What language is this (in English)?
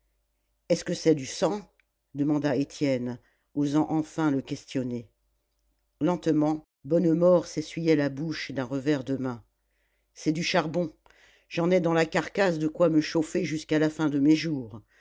French